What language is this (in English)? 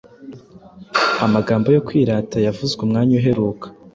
Kinyarwanda